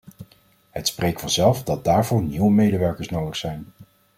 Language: Dutch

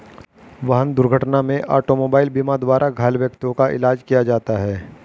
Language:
Hindi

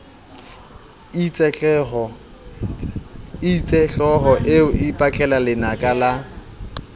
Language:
Southern Sotho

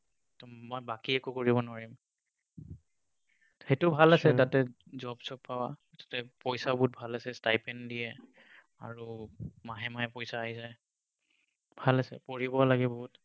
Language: Assamese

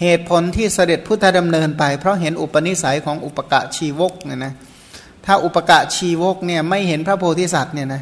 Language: Thai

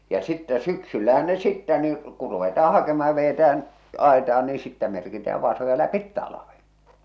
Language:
Finnish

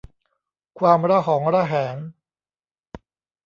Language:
Thai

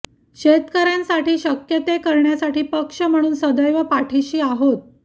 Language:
Marathi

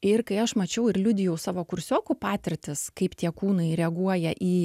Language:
Lithuanian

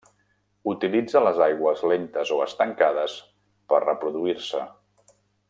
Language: Catalan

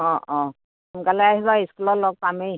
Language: Assamese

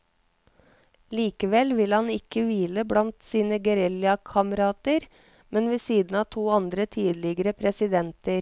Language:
Norwegian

